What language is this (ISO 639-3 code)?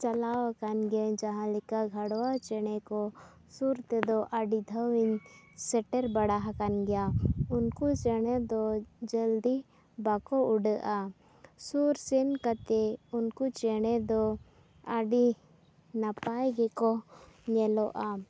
sat